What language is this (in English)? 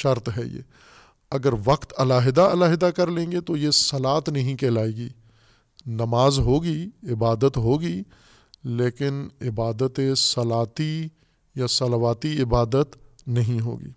Urdu